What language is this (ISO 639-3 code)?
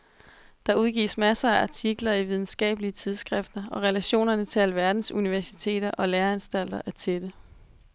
dan